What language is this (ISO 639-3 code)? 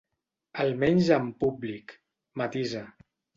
cat